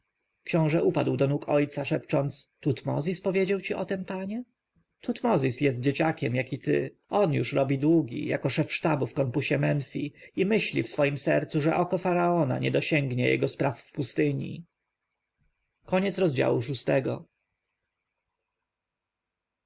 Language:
Polish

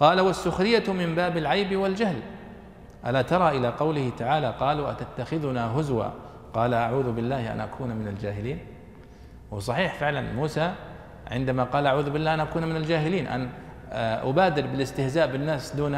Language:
Arabic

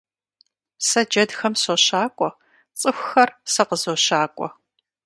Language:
Kabardian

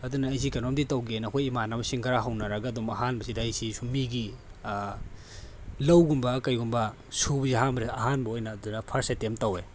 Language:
Manipuri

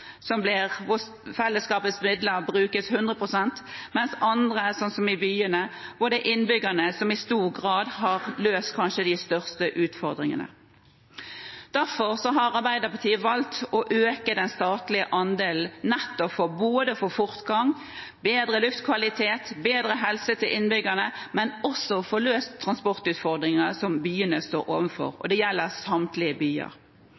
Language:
Norwegian Bokmål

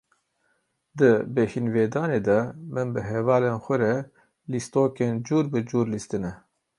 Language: Kurdish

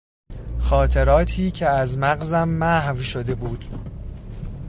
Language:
Persian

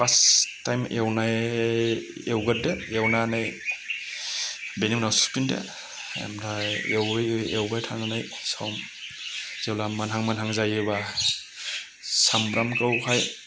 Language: Bodo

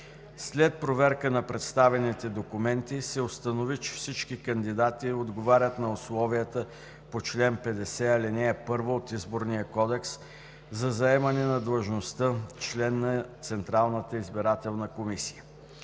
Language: Bulgarian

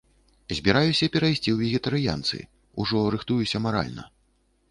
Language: Belarusian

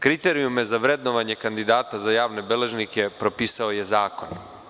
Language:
Serbian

